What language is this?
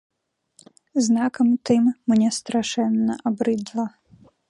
Belarusian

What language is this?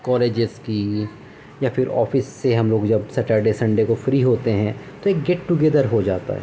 Urdu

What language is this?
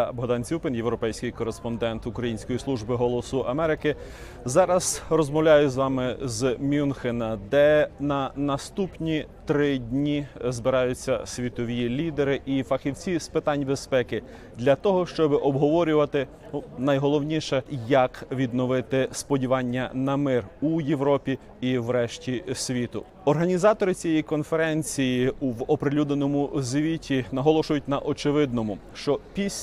Ukrainian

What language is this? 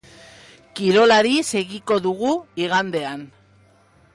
Basque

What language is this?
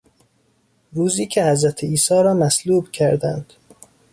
Persian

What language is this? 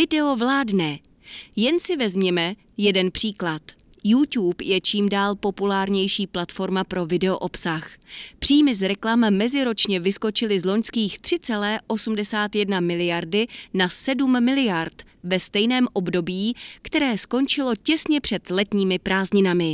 Czech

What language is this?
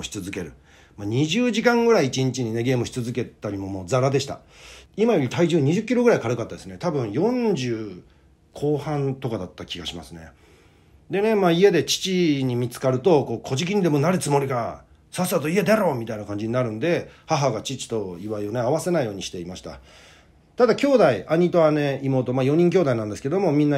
Japanese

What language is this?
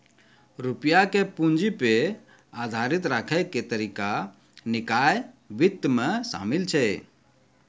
Maithili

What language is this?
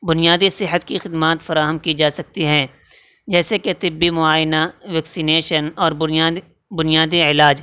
Urdu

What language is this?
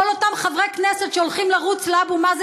Hebrew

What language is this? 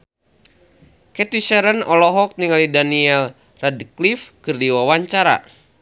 Sundanese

